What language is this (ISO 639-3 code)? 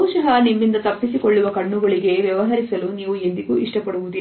kan